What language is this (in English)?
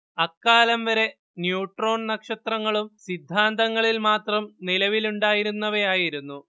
Malayalam